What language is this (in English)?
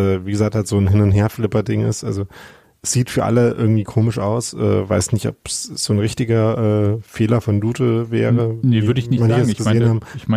German